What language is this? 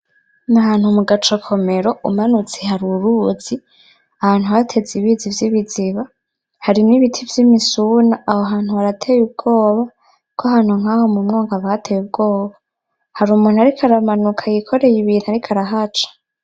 Rundi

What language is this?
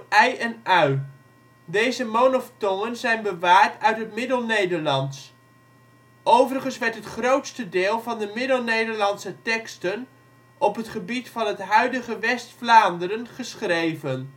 Dutch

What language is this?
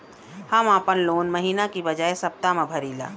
Bhojpuri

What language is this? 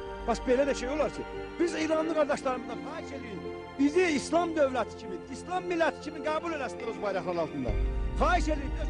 Persian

